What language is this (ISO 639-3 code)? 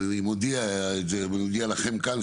heb